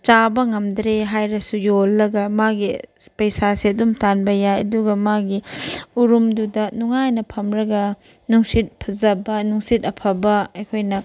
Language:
Manipuri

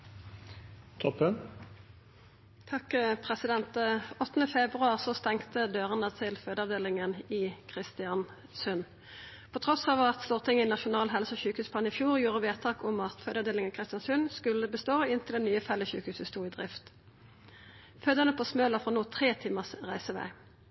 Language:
Norwegian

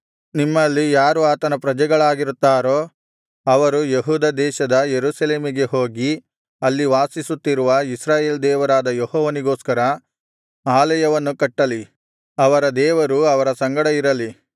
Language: Kannada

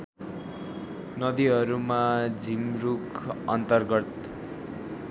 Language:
Nepali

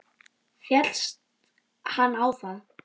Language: Icelandic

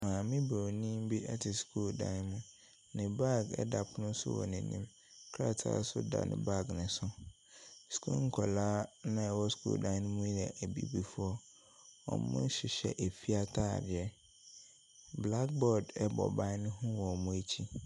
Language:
Akan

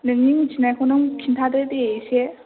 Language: Bodo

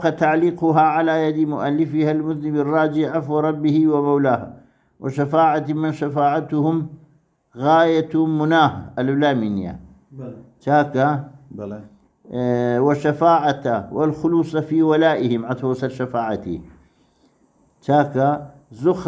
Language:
Arabic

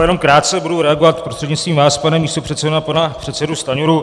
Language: Czech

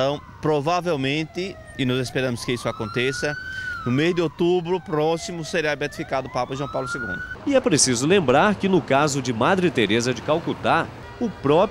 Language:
Portuguese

